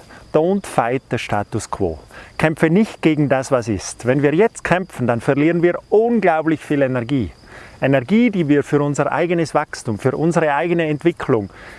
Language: German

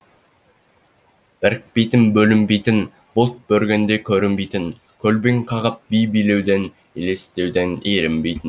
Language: Kazakh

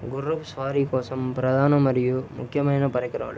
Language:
Telugu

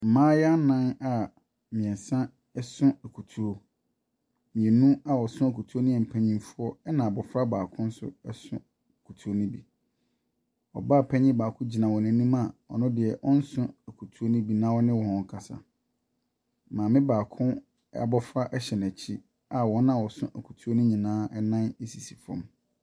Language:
Akan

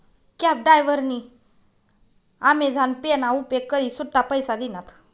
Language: Marathi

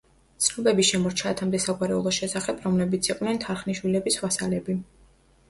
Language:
Georgian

